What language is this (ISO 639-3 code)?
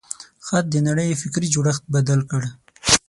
pus